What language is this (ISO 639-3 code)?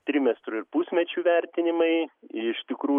lit